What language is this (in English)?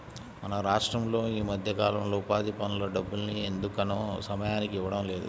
Telugu